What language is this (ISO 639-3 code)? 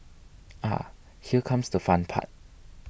eng